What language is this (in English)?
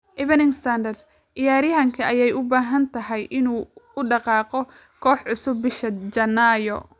Somali